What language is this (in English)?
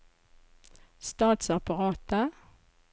Norwegian